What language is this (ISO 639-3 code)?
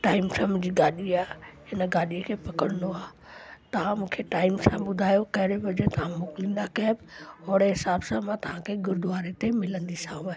snd